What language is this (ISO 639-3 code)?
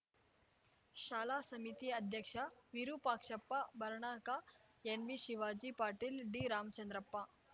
kan